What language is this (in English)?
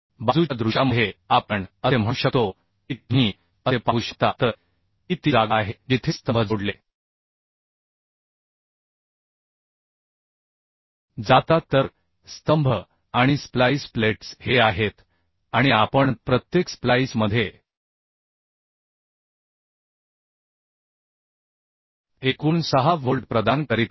Marathi